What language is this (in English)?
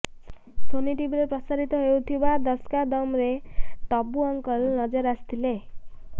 Odia